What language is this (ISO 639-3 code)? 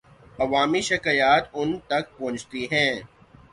urd